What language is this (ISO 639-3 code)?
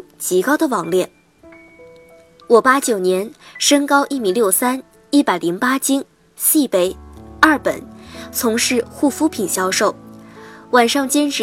zho